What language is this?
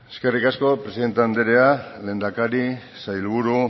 Basque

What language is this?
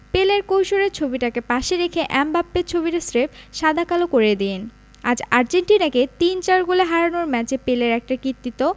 Bangla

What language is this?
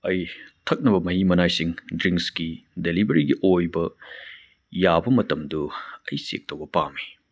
Manipuri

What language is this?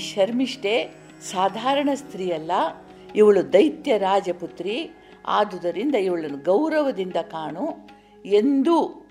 Kannada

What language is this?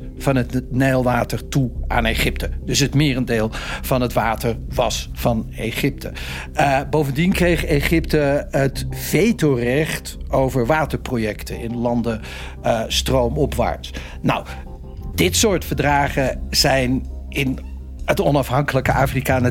Dutch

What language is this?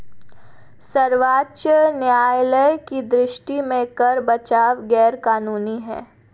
Hindi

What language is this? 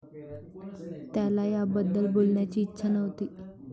Marathi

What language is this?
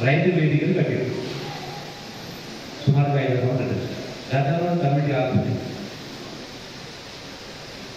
Telugu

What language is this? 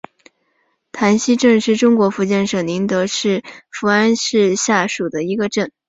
Chinese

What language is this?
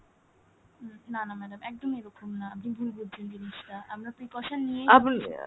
Bangla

